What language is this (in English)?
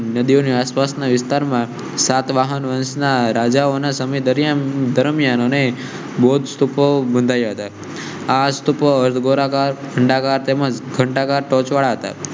Gujarati